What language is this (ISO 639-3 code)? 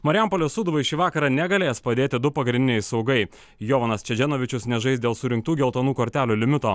lit